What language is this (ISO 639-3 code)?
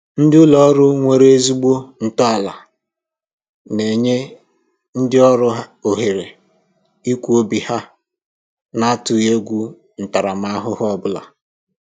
ibo